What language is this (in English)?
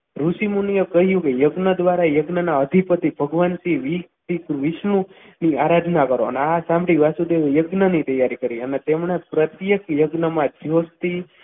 Gujarati